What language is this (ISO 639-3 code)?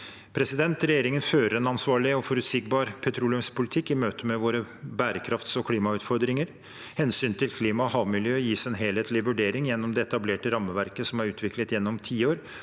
nor